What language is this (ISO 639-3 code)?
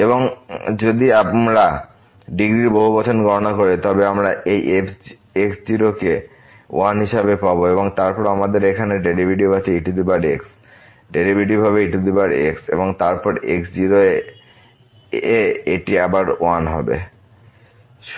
ben